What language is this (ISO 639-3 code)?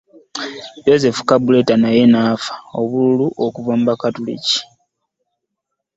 lug